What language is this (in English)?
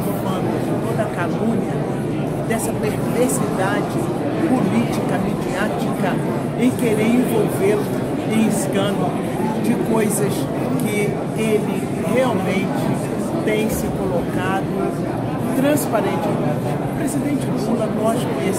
Portuguese